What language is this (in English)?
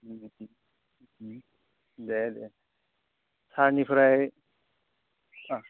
Bodo